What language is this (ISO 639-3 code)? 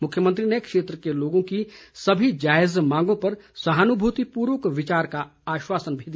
hin